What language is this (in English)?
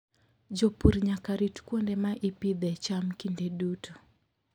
Luo (Kenya and Tanzania)